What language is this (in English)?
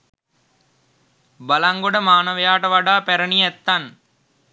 Sinhala